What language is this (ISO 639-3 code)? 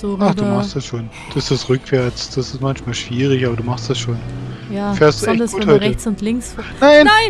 deu